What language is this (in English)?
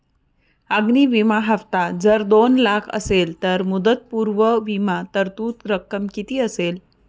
Marathi